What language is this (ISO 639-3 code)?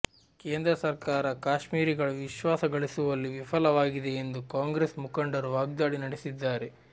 kan